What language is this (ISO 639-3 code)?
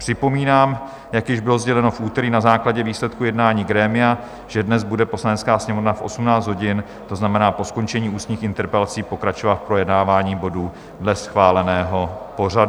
ces